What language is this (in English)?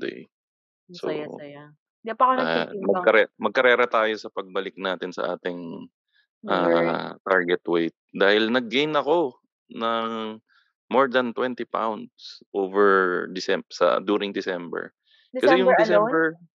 Filipino